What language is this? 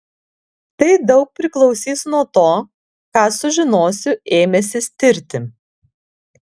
Lithuanian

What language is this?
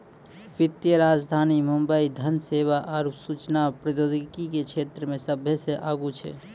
Maithili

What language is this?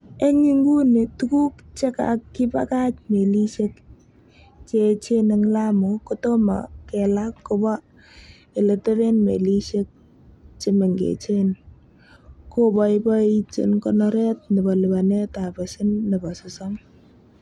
Kalenjin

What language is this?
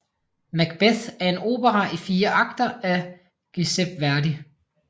Danish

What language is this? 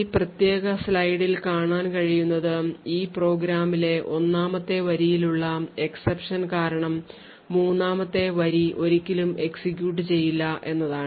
Malayalam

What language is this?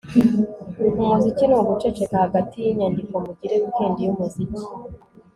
Kinyarwanda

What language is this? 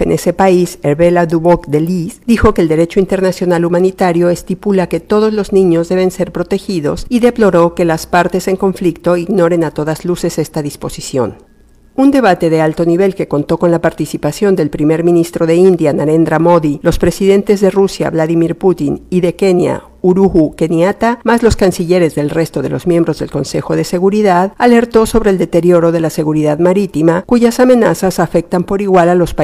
Spanish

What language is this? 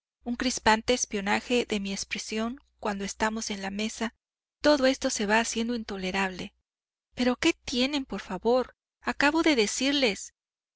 Spanish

